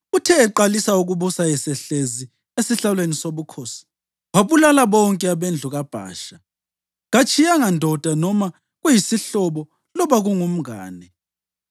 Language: North Ndebele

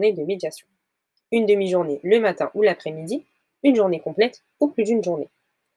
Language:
French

